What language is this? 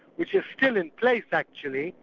English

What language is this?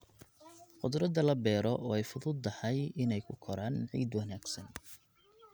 Somali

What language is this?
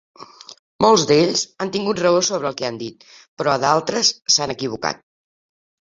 Catalan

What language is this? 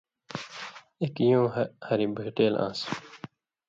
Indus Kohistani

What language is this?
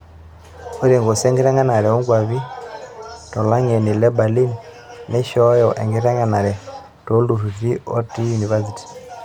Masai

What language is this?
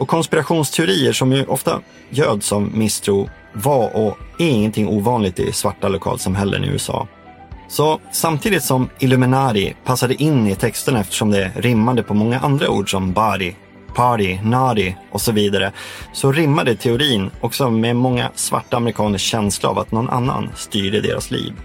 Swedish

